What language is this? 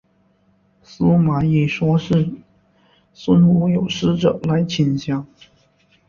Chinese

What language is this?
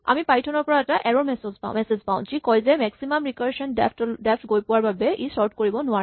Assamese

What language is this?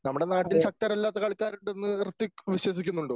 Malayalam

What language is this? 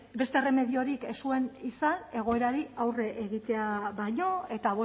Basque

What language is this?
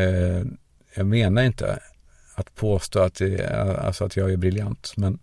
Swedish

